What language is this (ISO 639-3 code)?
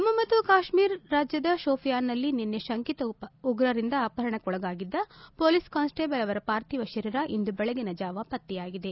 kan